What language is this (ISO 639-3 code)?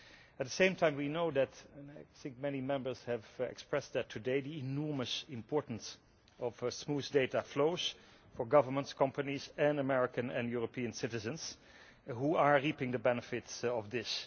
eng